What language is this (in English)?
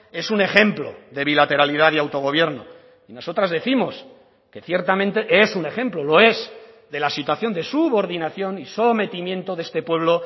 Spanish